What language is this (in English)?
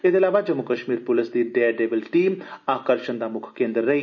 Dogri